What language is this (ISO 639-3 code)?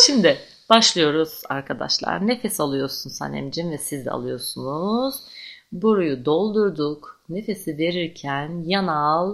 tur